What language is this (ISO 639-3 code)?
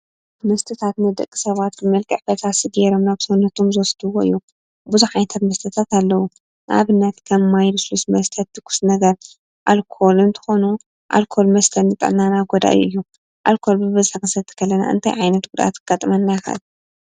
tir